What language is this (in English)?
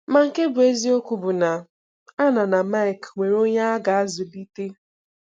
Igbo